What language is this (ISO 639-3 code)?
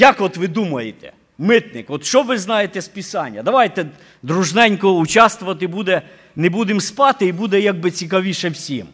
ukr